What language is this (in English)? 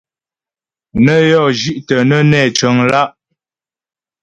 Ghomala